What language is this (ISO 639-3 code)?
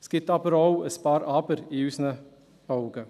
gsw